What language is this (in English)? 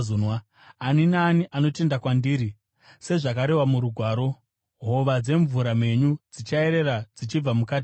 Shona